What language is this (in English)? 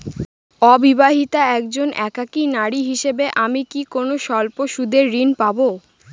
Bangla